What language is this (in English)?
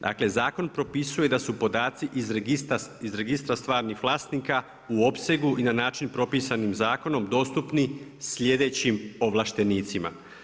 Croatian